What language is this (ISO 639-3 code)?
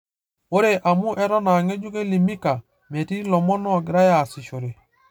mas